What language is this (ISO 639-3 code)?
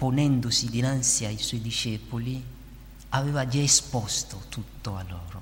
ita